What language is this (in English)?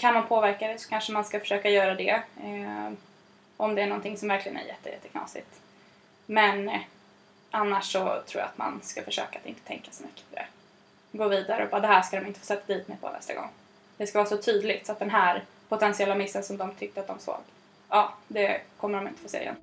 Swedish